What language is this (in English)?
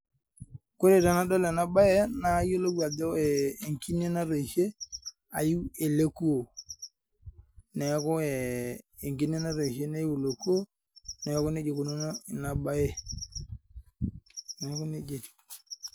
Masai